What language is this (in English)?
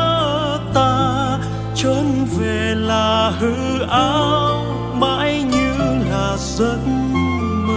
Vietnamese